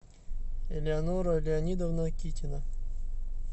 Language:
Russian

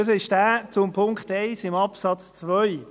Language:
Swiss German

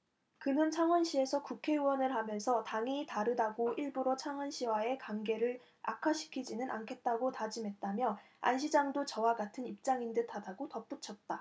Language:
Korean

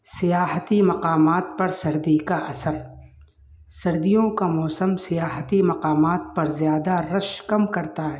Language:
Urdu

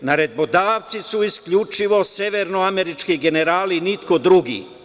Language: Serbian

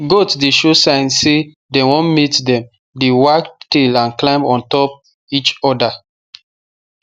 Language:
Nigerian Pidgin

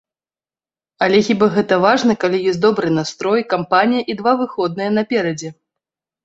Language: Belarusian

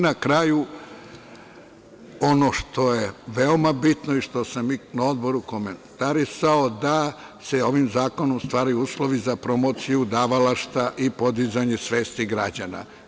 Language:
Serbian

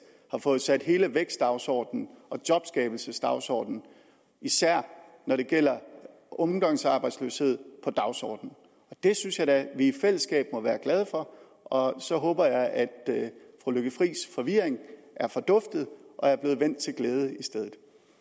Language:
Danish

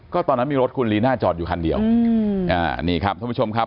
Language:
Thai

